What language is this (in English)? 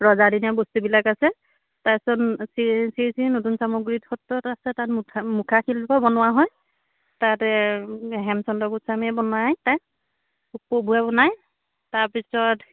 Assamese